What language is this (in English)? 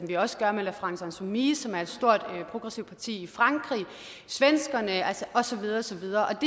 Danish